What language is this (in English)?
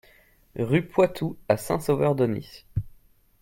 French